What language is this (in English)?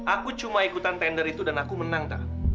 Indonesian